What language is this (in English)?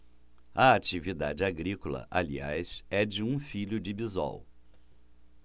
Portuguese